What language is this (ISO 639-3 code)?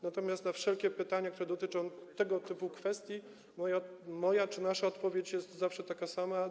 pol